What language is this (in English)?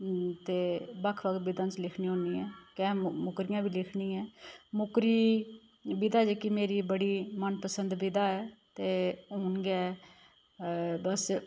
Dogri